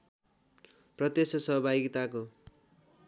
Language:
Nepali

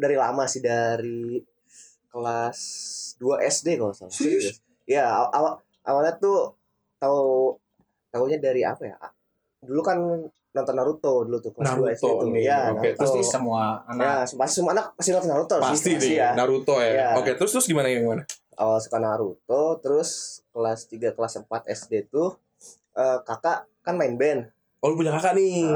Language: Indonesian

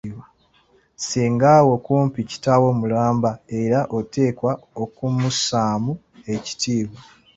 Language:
Ganda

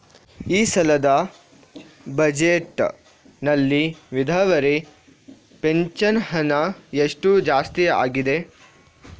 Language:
Kannada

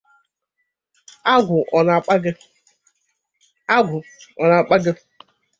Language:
Igbo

